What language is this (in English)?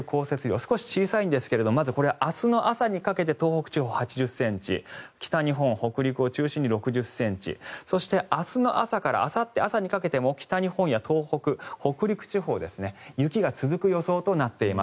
Japanese